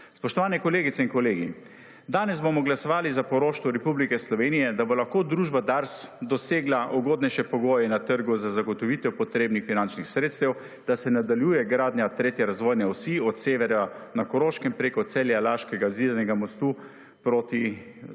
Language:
Slovenian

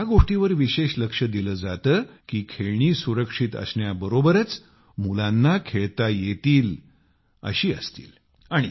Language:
Marathi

